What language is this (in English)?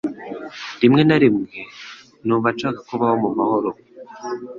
Kinyarwanda